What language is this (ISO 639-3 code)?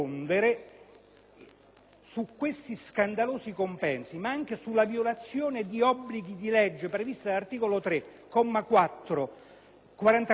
ita